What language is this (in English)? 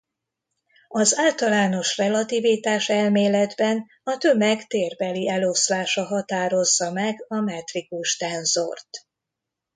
Hungarian